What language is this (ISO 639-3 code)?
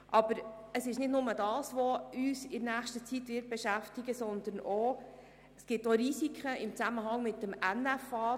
gsw